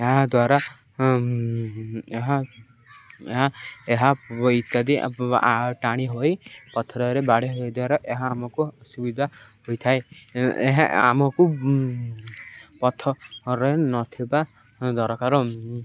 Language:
Odia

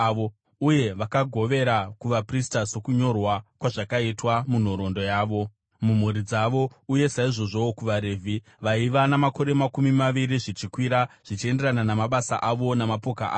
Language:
Shona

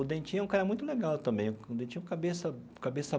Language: Portuguese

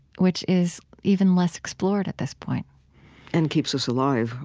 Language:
English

